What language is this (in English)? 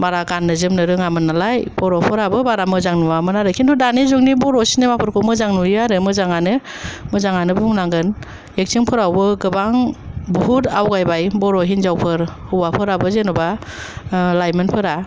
Bodo